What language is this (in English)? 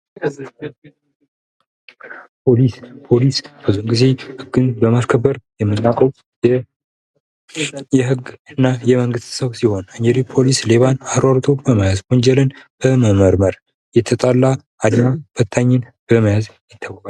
Amharic